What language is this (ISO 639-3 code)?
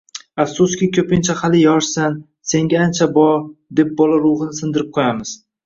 uzb